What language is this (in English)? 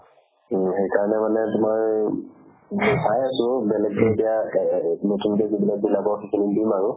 Assamese